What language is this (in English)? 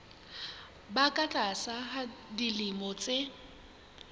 Southern Sotho